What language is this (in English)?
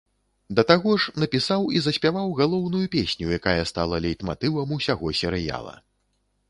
Belarusian